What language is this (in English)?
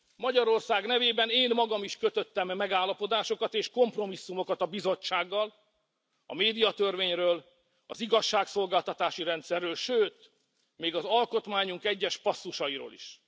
Hungarian